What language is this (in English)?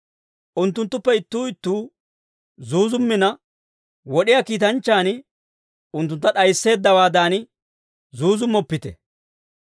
Dawro